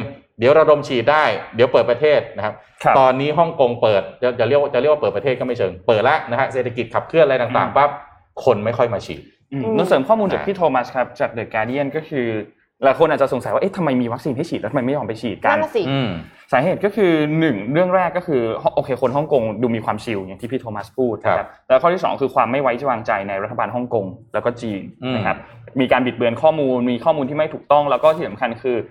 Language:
Thai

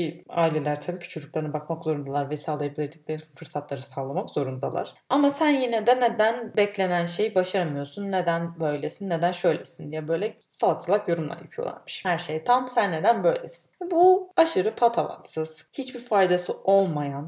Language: Turkish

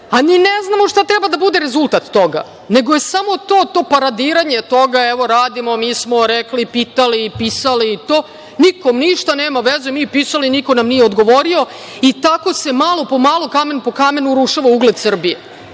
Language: Serbian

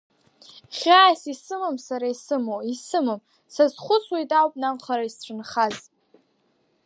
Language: Abkhazian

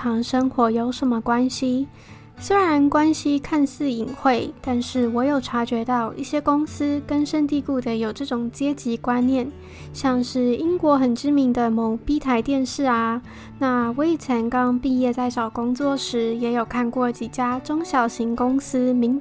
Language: Chinese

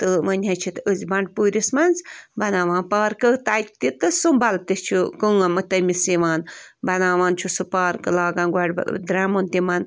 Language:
Kashmiri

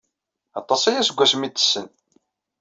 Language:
Kabyle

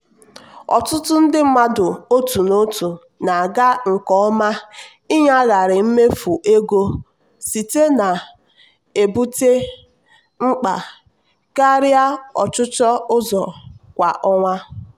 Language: Igbo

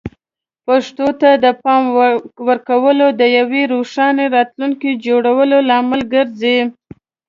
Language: Pashto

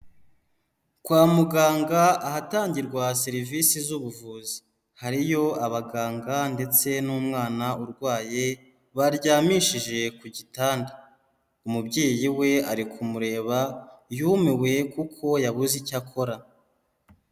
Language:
Kinyarwanda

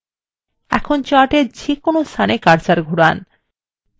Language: Bangla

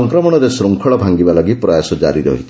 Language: Odia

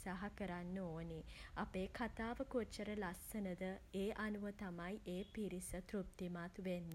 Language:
Sinhala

